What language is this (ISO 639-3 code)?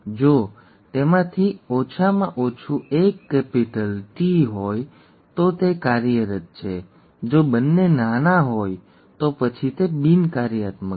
guj